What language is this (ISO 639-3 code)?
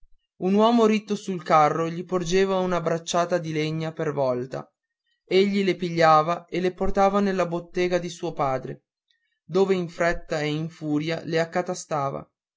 ita